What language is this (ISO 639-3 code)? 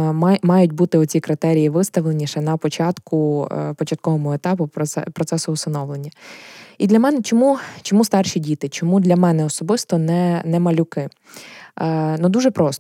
ukr